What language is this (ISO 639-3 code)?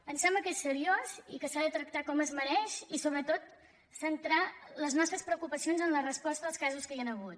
cat